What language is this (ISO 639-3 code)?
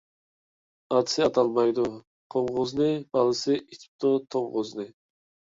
uig